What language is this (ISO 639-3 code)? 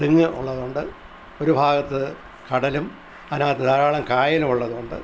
mal